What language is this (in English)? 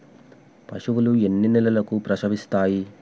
Telugu